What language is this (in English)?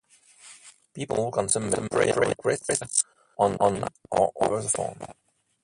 English